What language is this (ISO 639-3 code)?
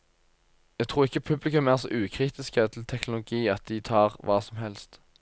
nor